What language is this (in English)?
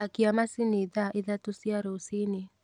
Kikuyu